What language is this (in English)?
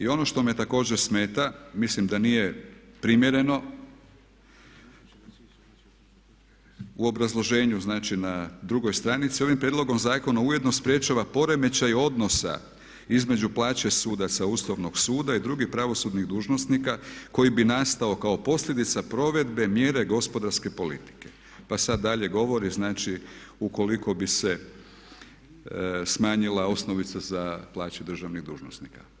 Croatian